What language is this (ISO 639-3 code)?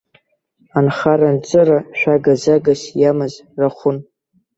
abk